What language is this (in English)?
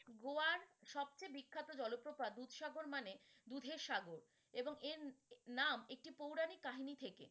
Bangla